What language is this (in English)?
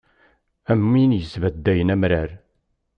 Kabyle